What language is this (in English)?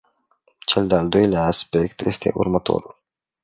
Romanian